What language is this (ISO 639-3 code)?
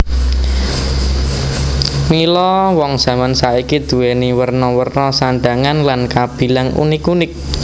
jav